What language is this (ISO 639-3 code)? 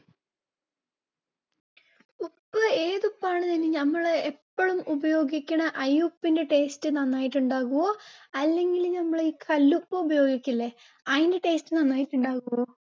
mal